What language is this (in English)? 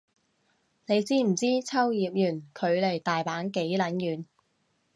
Cantonese